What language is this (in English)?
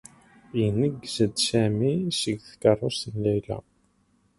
Kabyle